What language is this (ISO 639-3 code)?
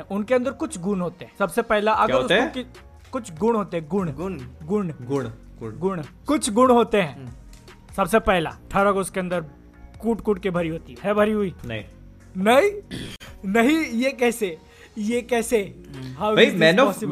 hin